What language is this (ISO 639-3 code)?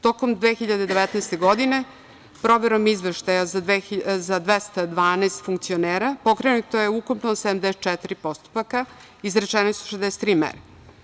srp